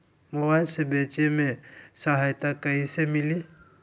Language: Magahi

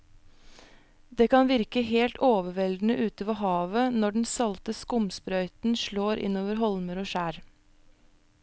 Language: Norwegian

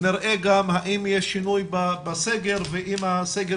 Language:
Hebrew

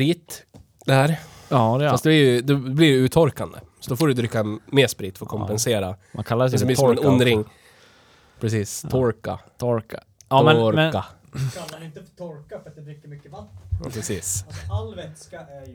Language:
Swedish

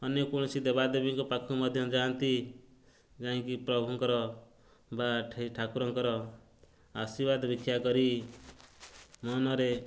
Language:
Odia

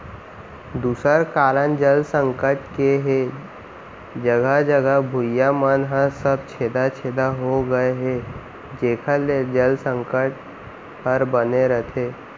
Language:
Chhattisgarhi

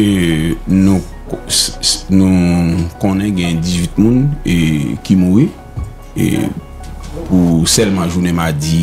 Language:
French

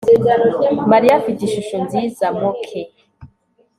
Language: Kinyarwanda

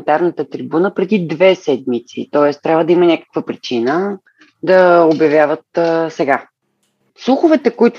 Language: Bulgarian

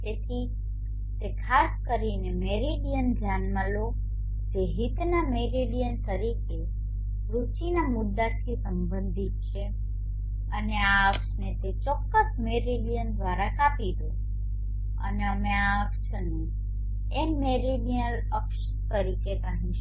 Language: Gujarati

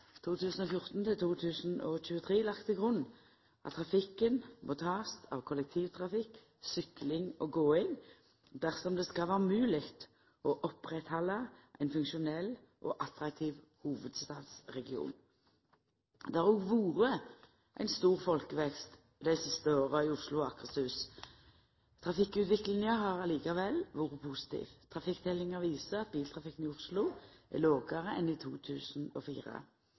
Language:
Norwegian Nynorsk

